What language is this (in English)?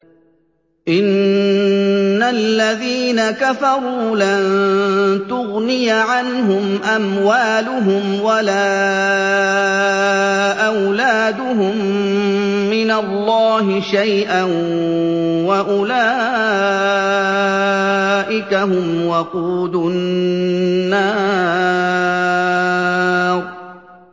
Arabic